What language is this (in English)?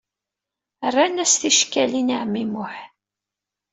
Kabyle